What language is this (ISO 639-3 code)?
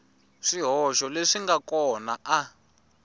tso